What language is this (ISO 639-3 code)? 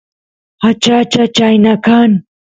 qus